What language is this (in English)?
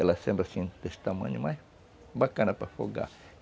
Portuguese